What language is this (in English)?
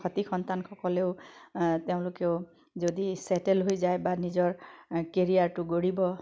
Assamese